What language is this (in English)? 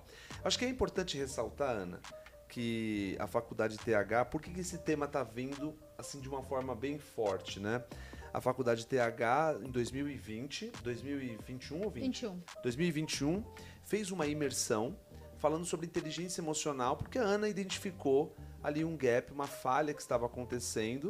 Portuguese